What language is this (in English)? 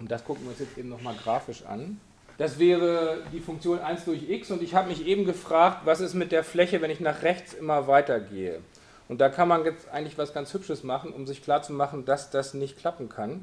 German